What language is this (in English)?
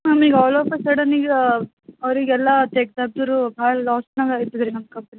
Kannada